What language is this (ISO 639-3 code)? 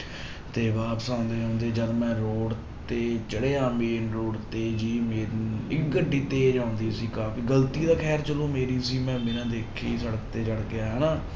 pan